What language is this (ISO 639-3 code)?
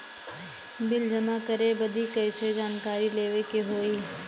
bho